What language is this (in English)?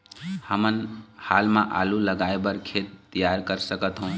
Chhattisgarhi